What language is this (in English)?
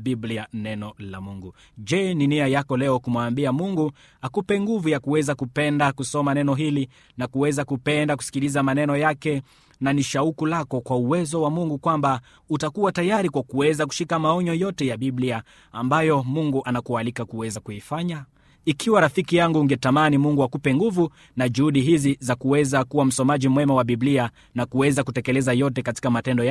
Swahili